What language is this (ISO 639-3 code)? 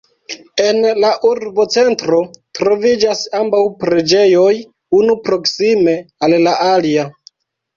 epo